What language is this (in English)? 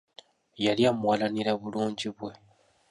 Ganda